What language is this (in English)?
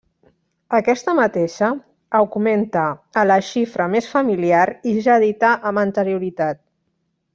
Catalan